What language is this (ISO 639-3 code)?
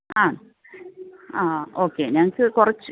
mal